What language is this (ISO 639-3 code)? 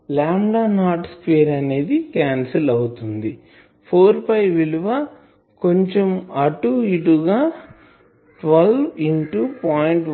tel